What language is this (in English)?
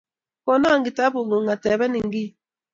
Kalenjin